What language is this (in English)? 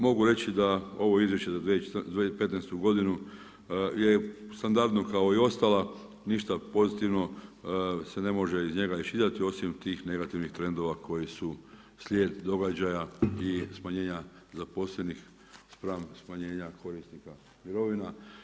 Croatian